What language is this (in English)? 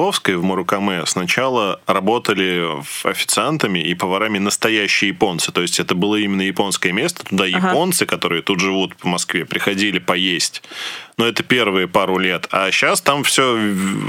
Russian